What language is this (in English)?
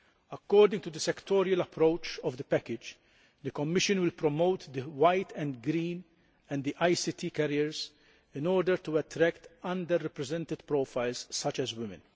English